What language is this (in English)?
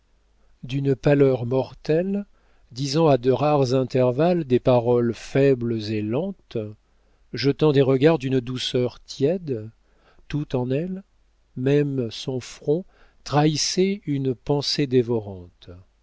French